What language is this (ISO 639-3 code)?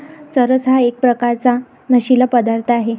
mar